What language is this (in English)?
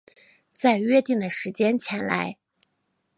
Chinese